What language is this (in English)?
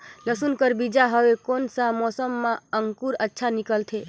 Chhattisgarhi